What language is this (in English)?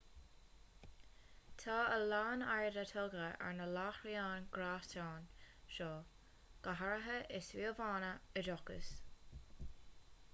Irish